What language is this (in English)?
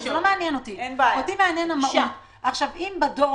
Hebrew